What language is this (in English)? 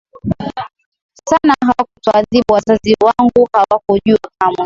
Swahili